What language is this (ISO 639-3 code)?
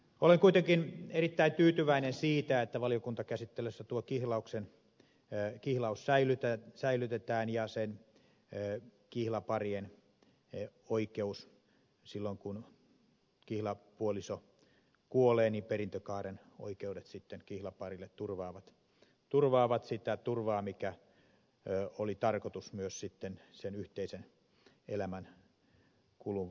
fin